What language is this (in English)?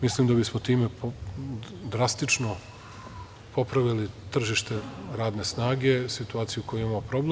Serbian